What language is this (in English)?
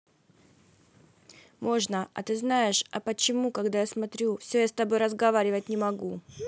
Russian